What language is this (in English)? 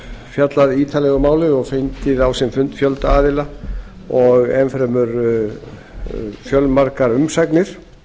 Icelandic